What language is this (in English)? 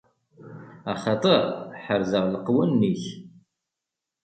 Kabyle